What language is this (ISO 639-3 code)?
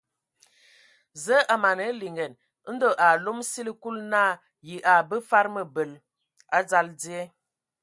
ewo